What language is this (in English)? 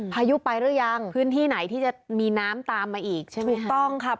Thai